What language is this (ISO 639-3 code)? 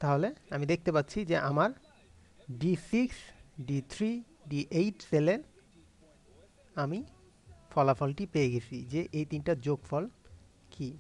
hin